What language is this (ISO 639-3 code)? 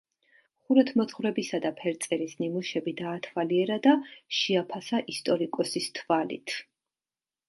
kat